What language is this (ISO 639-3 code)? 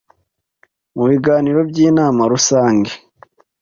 kin